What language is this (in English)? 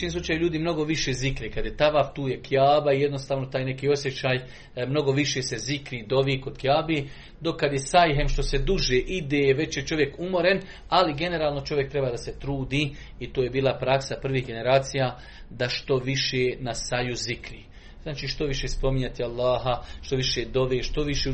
Croatian